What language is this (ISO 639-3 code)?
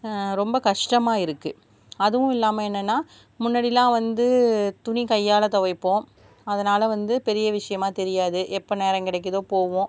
tam